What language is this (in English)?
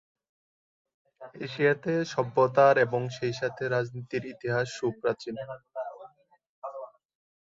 Bangla